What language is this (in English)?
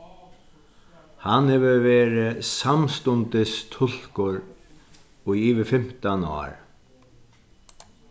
Faroese